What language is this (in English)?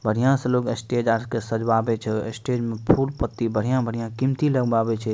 Maithili